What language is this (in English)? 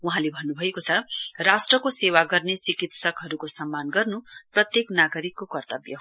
Nepali